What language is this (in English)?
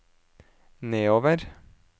Norwegian